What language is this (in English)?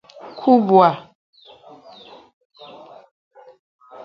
Igbo